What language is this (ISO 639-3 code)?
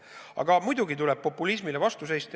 est